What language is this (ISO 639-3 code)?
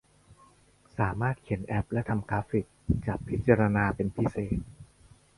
tha